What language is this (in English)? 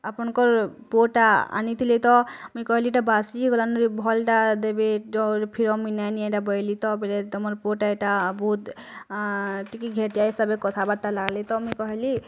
Odia